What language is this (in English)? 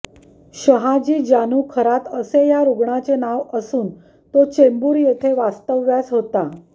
Marathi